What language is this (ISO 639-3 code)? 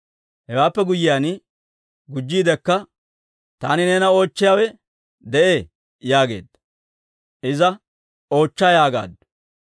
dwr